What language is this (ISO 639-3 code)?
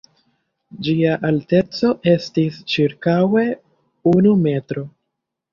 epo